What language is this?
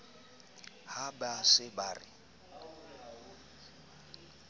Southern Sotho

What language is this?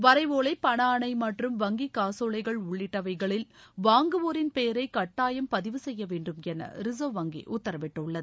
Tamil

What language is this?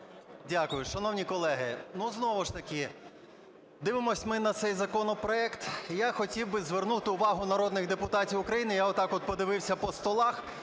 Ukrainian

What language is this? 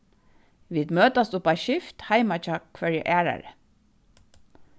Faroese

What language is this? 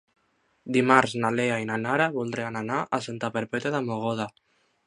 Catalan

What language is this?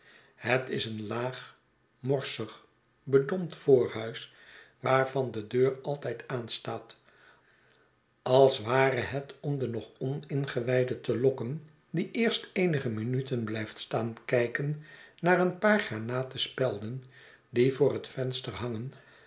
Dutch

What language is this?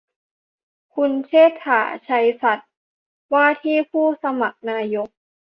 Thai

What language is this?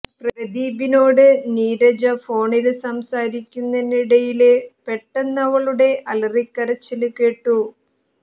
Malayalam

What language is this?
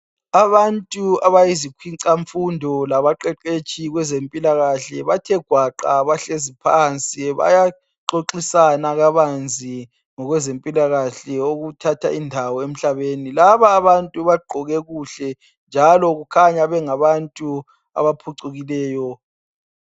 North Ndebele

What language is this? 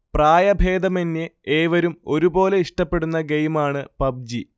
Malayalam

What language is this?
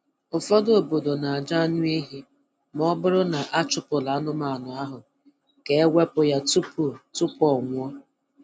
Igbo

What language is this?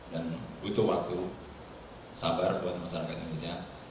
Indonesian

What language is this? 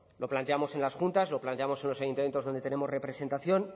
Spanish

